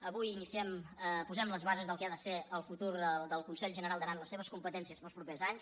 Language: Catalan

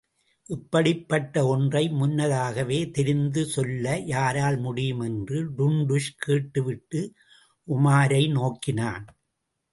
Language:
Tamil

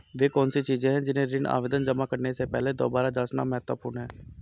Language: Hindi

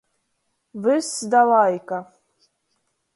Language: Latgalian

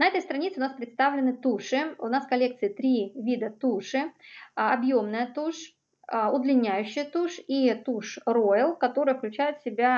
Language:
Russian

